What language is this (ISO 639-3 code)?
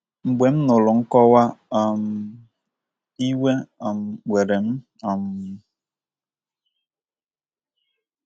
ibo